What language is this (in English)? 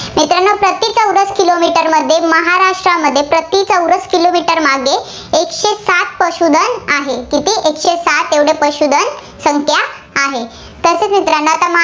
Marathi